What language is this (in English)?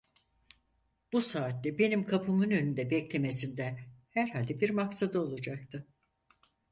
Turkish